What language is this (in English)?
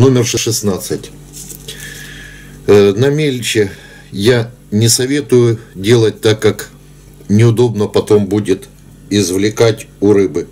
Russian